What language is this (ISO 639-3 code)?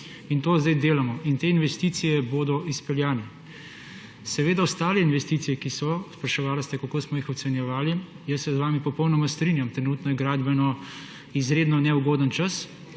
slv